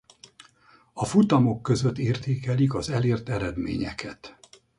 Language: Hungarian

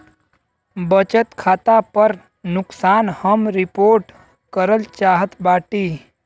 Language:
Bhojpuri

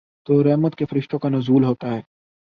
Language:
Urdu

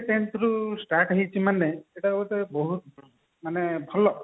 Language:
Odia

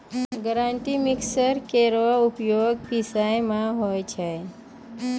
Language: Maithili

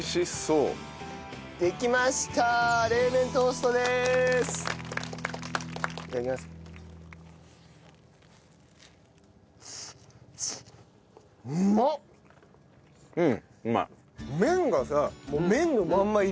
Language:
Japanese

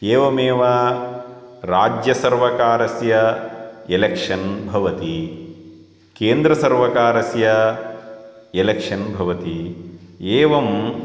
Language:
Sanskrit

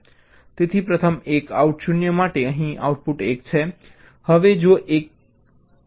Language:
Gujarati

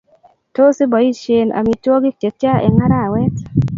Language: Kalenjin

